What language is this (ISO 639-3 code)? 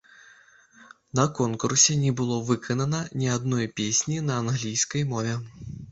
bel